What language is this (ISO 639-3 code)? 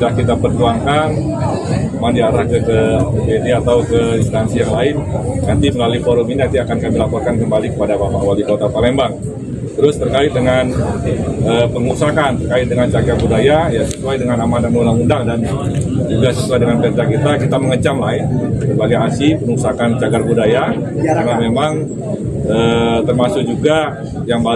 ind